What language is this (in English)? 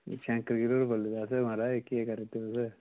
Dogri